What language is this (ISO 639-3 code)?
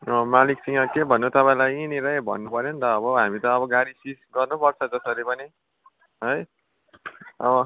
nep